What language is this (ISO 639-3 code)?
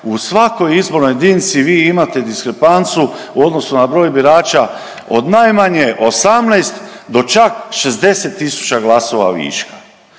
hrv